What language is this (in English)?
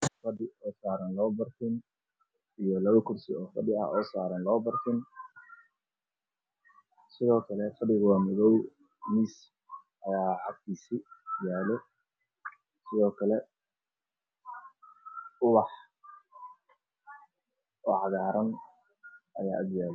Somali